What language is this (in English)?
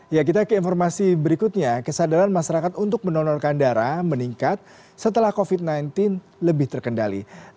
Indonesian